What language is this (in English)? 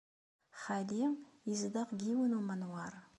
Kabyle